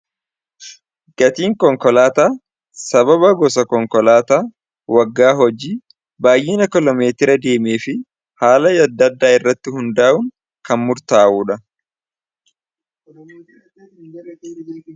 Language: Oromo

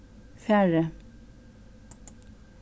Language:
Faroese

